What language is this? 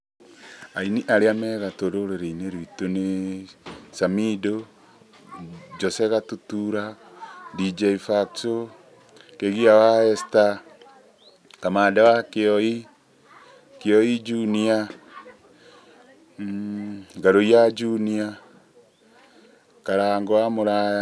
Kikuyu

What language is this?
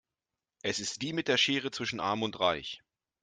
German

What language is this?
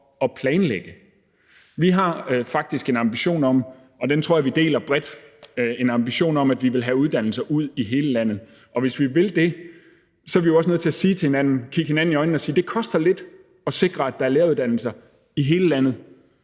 Danish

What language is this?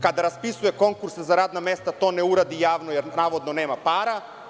Serbian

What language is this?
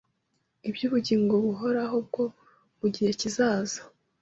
Kinyarwanda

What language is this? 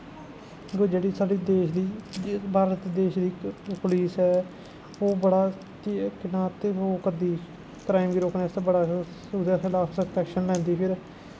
Dogri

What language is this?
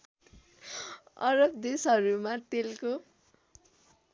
Nepali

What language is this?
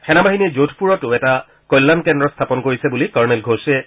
Assamese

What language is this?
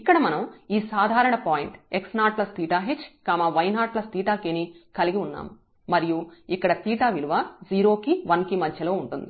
Telugu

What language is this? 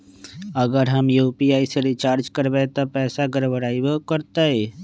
Magahi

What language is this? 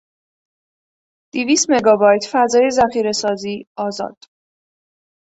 Persian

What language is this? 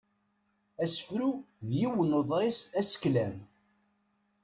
Kabyle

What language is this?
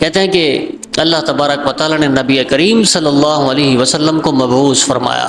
Urdu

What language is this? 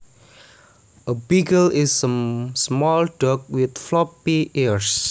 Javanese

